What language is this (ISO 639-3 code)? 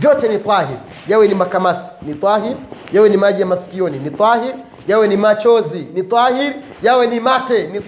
swa